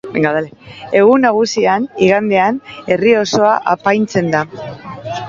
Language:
Basque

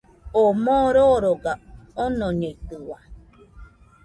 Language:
Nüpode Huitoto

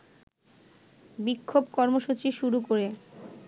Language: Bangla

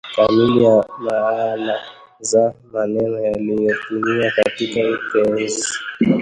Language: Swahili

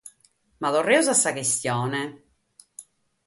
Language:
Sardinian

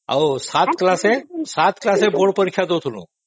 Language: Odia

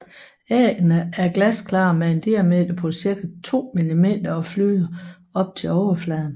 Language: Danish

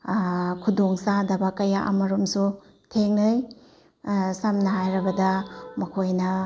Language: Manipuri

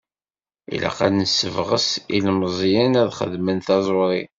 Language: Kabyle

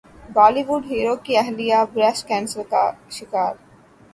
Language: Urdu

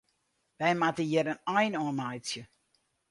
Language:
Western Frisian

